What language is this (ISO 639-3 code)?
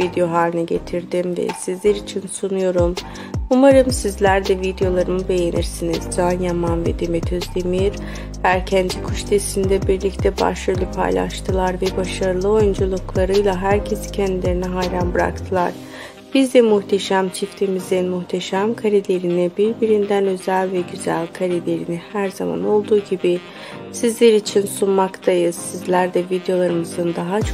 tur